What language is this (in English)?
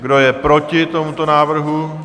Czech